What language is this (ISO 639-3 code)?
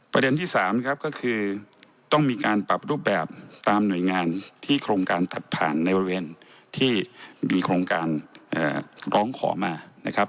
tha